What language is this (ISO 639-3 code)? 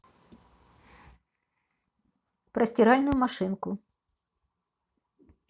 rus